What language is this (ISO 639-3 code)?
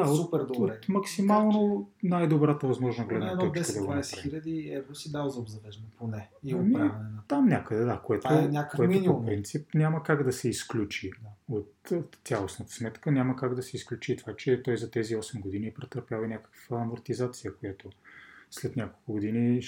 bul